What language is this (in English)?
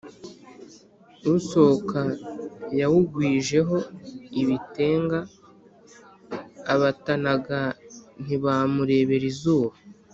Kinyarwanda